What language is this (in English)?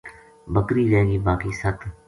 Gujari